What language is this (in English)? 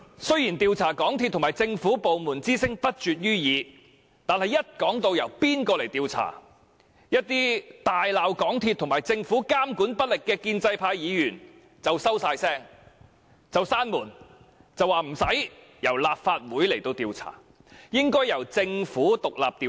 Cantonese